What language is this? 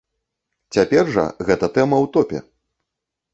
Belarusian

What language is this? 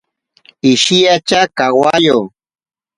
Ashéninka Perené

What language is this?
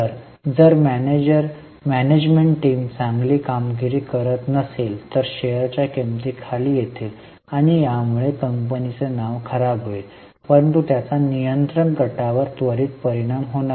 Marathi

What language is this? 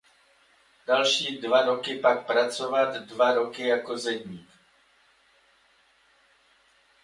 Czech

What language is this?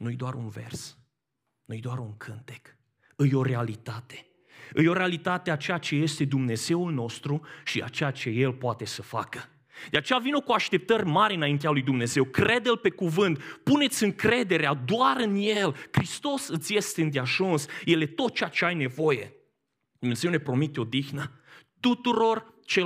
Romanian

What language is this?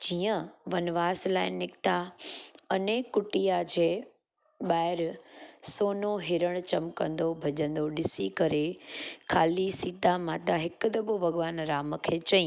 Sindhi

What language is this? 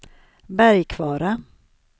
Swedish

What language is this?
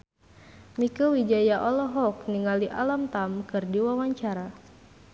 Sundanese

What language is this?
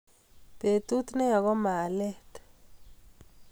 Kalenjin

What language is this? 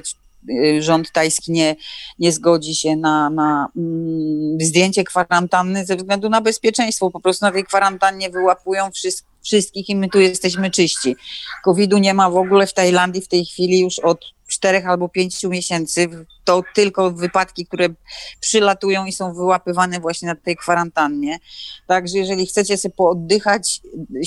Polish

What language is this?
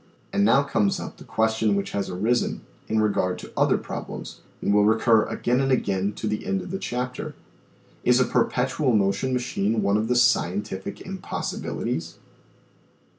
English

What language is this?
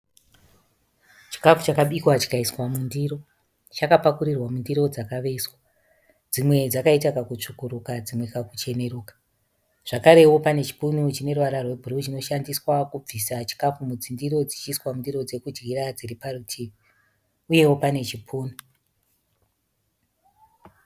Shona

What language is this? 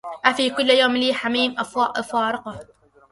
Arabic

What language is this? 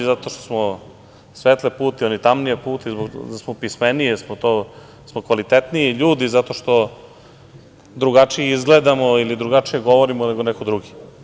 Serbian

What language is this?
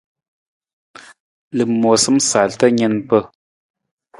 Nawdm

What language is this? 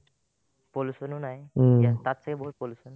Assamese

